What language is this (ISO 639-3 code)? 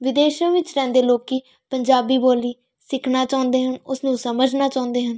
pan